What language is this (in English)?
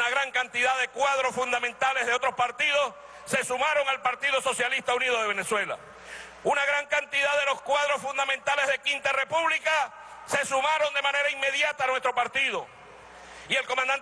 Spanish